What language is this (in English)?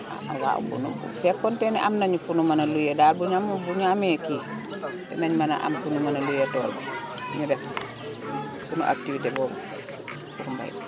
Wolof